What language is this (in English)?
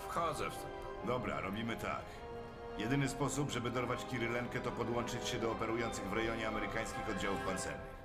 Polish